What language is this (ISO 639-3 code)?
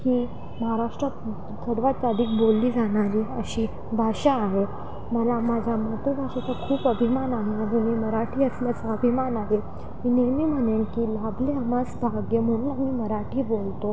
mar